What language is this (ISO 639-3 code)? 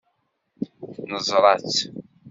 kab